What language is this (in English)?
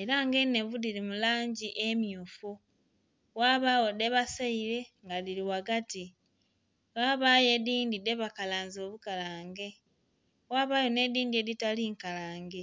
Soga